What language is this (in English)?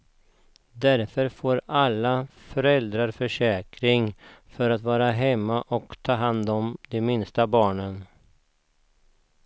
Swedish